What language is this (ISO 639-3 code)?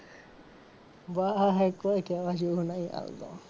guj